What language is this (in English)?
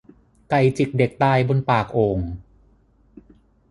Thai